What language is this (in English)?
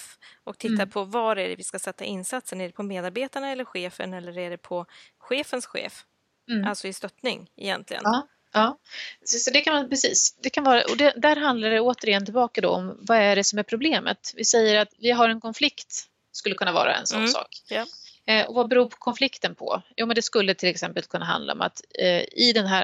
Swedish